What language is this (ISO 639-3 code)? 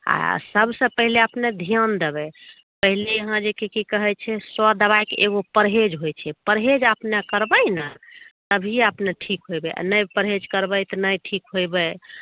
mai